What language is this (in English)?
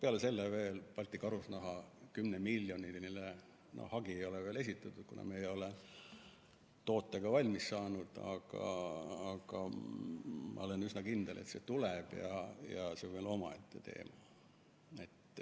Estonian